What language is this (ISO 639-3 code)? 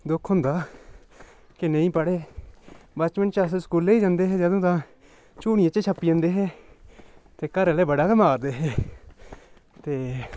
doi